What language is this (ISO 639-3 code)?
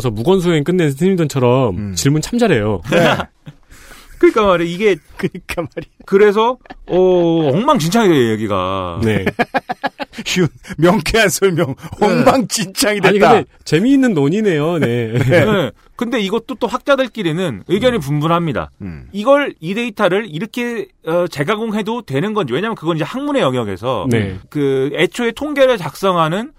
kor